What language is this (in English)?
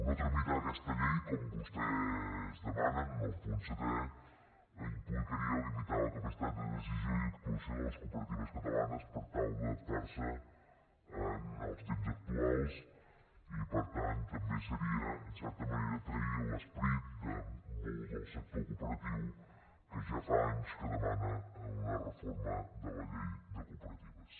Catalan